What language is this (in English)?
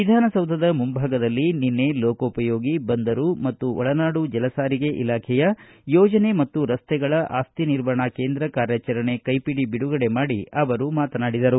Kannada